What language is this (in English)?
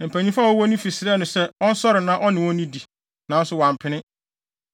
Akan